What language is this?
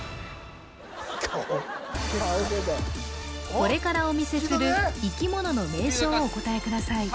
Japanese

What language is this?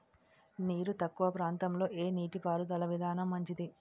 Telugu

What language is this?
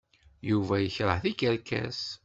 Kabyle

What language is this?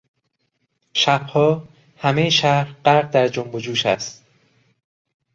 Persian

